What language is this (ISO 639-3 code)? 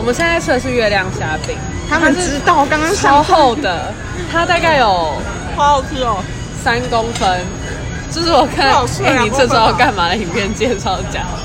zho